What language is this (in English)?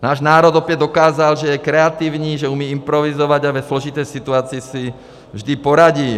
Czech